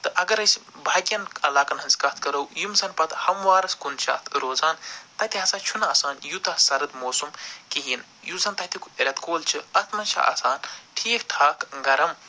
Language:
Kashmiri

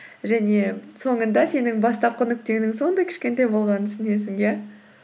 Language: Kazakh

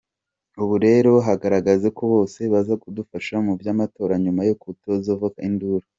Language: Kinyarwanda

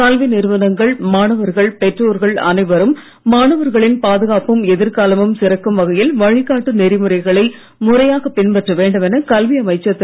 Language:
Tamil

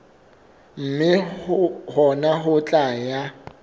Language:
Southern Sotho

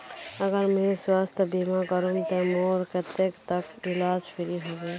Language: Magahi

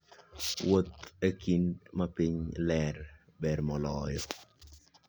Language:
Luo (Kenya and Tanzania)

